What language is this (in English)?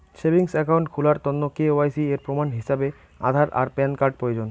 Bangla